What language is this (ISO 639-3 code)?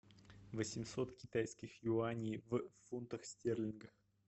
rus